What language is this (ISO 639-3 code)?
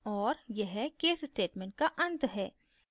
hin